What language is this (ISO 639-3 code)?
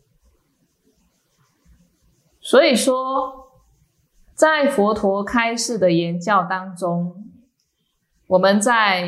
zho